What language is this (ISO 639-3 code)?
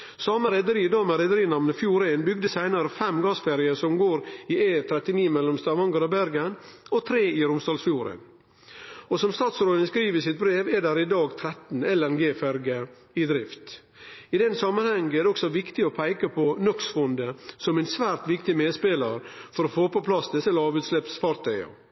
nno